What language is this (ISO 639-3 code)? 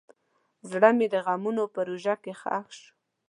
pus